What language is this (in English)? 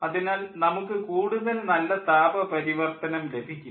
Malayalam